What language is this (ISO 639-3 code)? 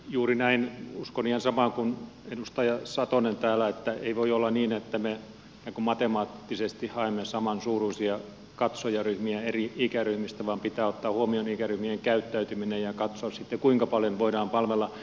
fin